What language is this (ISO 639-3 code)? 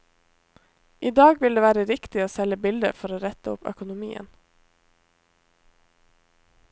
nor